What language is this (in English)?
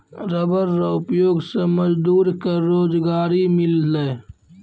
Maithili